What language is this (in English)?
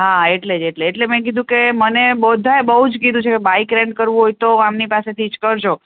Gujarati